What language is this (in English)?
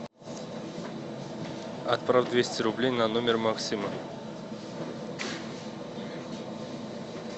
Russian